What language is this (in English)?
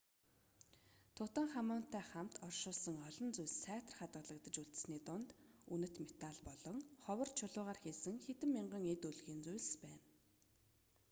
Mongolian